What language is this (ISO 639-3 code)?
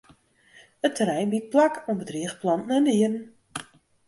fry